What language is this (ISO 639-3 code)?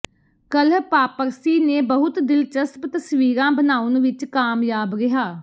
pan